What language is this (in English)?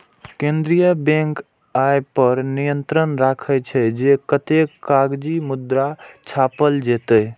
Maithili